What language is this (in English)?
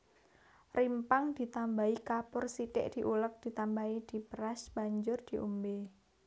Javanese